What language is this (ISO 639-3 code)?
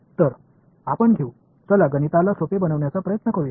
mar